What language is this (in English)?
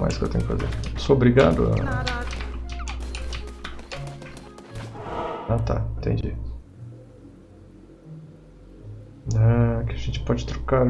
Portuguese